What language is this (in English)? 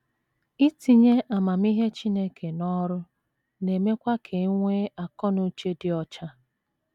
Igbo